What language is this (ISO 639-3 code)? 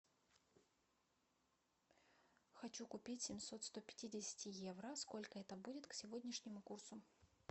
rus